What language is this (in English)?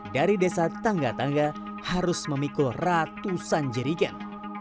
Indonesian